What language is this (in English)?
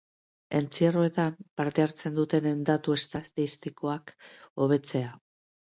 Basque